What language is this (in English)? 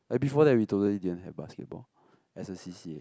English